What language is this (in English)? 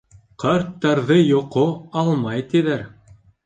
Bashkir